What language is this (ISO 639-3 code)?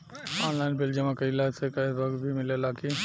bho